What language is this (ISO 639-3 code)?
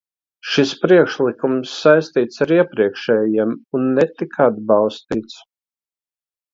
lav